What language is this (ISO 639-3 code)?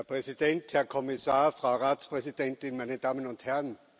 deu